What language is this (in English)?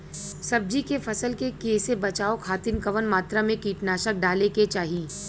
Bhojpuri